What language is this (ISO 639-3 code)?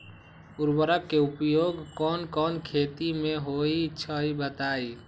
mag